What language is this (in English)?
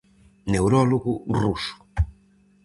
Galician